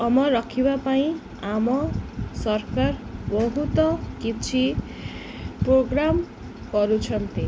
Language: Odia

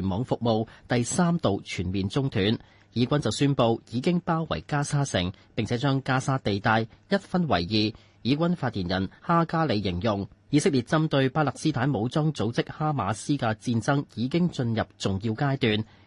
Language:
Chinese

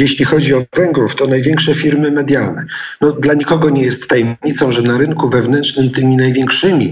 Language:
Polish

